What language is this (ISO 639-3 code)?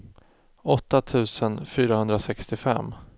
swe